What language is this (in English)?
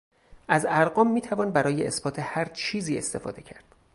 Persian